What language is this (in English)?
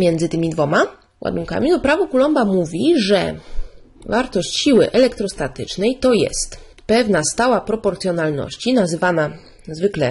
Polish